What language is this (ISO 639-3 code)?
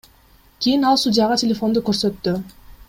kir